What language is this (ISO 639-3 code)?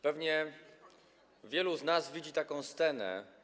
pol